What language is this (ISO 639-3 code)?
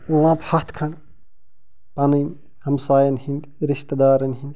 kas